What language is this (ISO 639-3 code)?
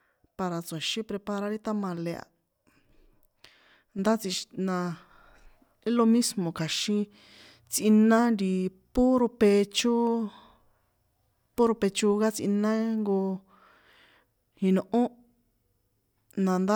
poe